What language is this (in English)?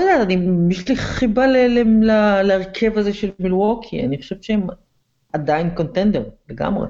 Hebrew